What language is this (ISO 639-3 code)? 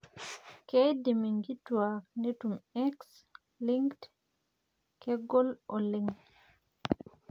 mas